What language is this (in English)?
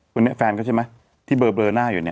Thai